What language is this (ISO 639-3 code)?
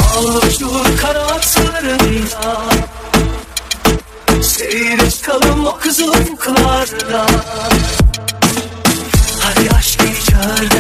tur